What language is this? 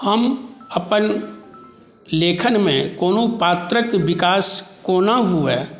Maithili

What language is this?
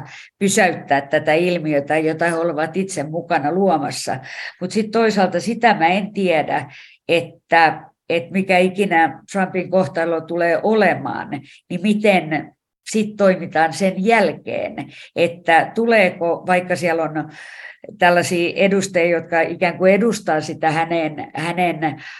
Finnish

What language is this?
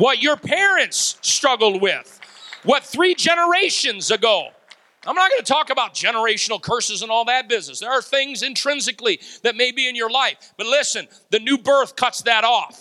English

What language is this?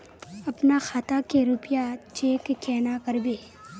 Magahi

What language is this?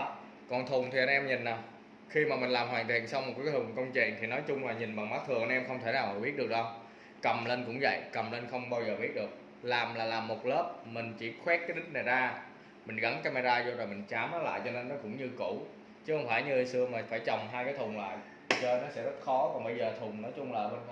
Vietnamese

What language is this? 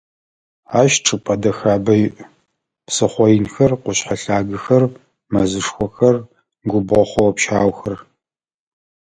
Adyghe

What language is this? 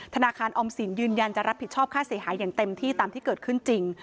Thai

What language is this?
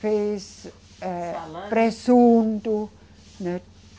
Portuguese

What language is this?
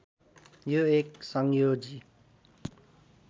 Nepali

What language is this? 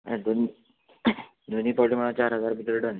Konkani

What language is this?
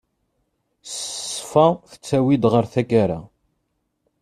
Kabyle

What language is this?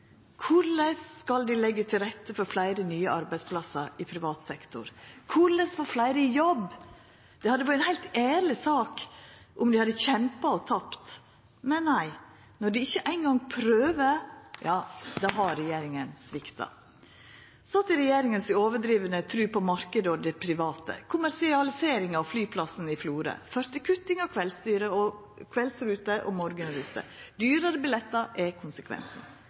Norwegian Nynorsk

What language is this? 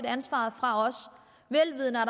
Danish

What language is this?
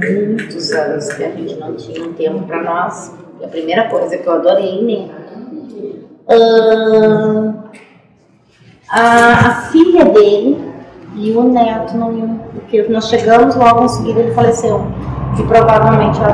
Portuguese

